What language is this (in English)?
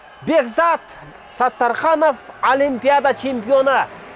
Kazakh